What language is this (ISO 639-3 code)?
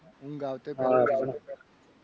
guj